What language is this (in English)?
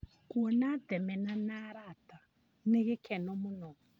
Kikuyu